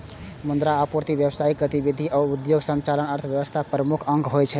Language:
Maithili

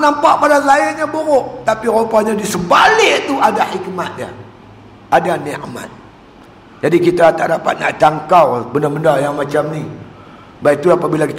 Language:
Malay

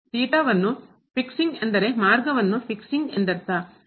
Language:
Kannada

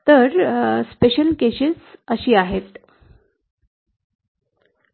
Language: Marathi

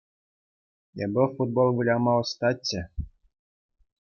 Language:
Chuvash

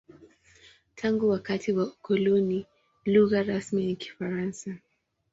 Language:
Swahili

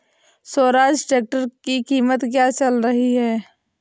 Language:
Hindi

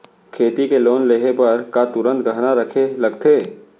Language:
Chhattisgarhi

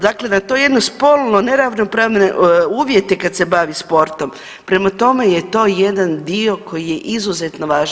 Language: Croatian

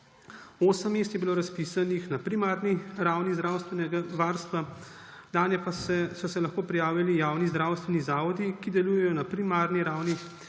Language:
Slovenian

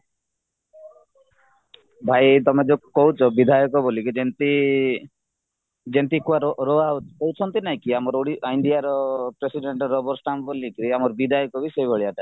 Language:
Odia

